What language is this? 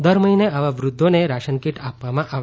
Gujarati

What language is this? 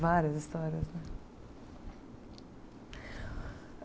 Portuguese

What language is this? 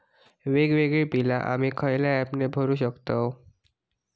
Marathi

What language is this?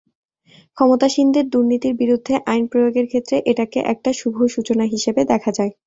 Bangla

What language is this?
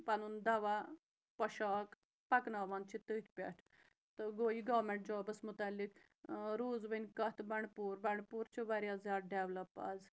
Kashmiri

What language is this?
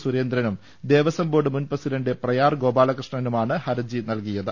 Malayalam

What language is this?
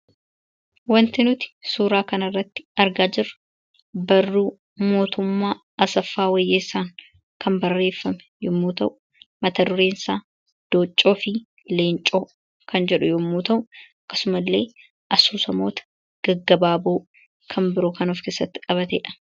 Oromo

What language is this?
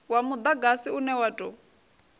Venda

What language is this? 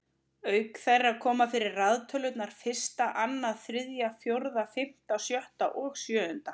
Icelandic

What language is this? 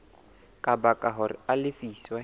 Southern Sotho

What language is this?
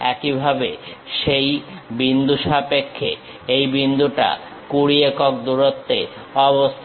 Bangla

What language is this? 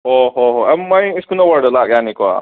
Manipuri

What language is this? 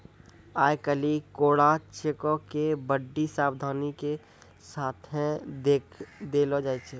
Maithili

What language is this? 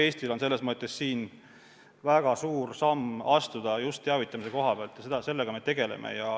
Estonian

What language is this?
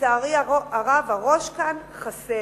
Hebrew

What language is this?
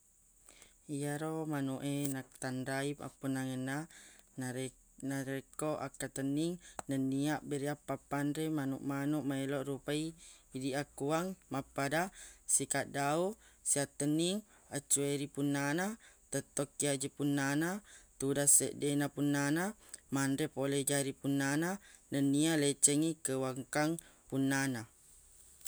Buginese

